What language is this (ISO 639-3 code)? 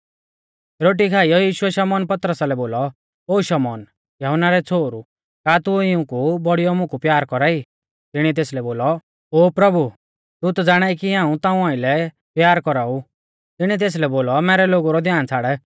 bfz